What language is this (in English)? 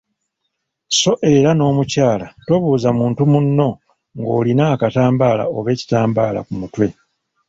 Ganda